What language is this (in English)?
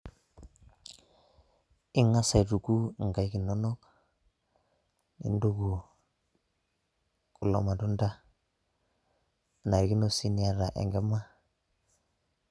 Masai